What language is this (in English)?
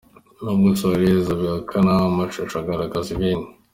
Kinyarwanda